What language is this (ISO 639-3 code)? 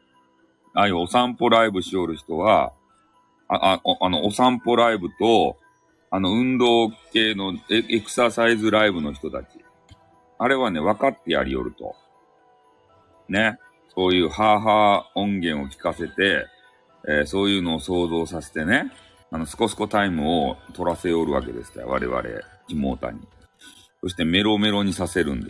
jpn